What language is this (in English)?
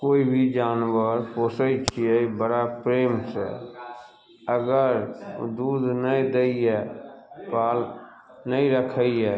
Maithili